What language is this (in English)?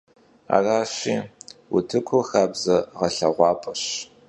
Kabardian